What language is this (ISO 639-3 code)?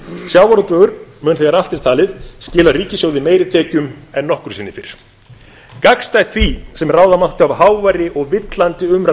isl